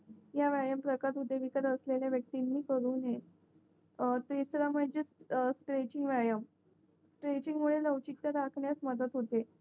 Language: Marathi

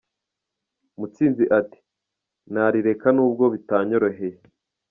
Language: Kinyarwanda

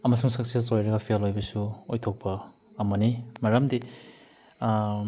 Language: Manipuri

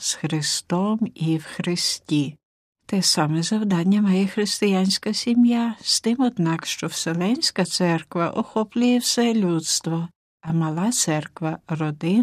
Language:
Ukrainian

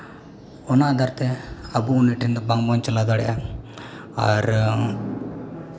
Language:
Santali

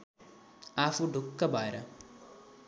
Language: Nepali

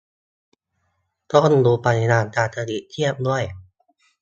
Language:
Thai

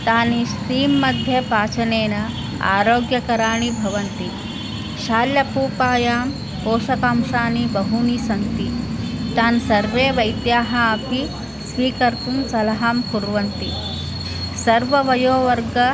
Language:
Sanskrit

